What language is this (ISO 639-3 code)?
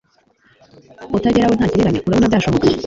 kin